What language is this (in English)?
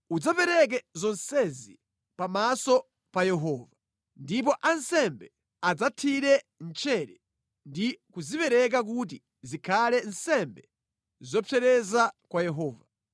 Nyanja